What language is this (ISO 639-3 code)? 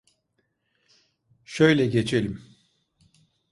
tur